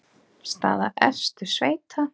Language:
Icelandic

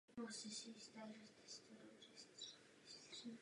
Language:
Czech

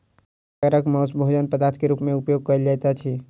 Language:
Maithili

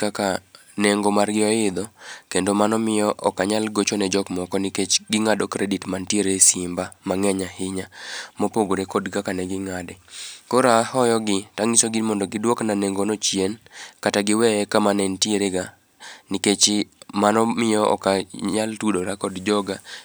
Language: Luo (Kenya and Tanzania)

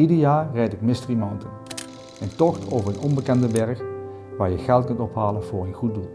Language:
Dutch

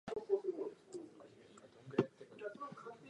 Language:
Japanese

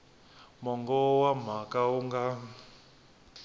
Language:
Tsonga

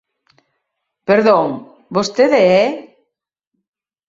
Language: Galician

